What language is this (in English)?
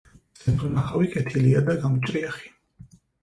Georgian